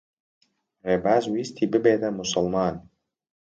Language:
Central Kurdish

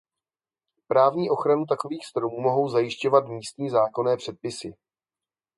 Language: Czech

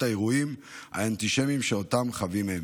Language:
Hebrew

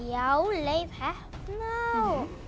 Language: Icelandic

